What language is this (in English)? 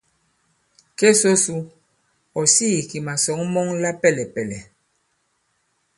Bankon